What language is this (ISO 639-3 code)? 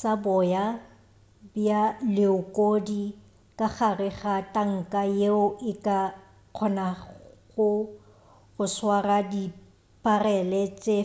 nso